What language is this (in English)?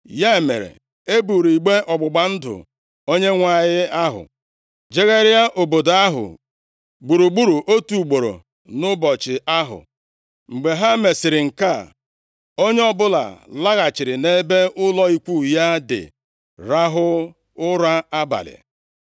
Igbo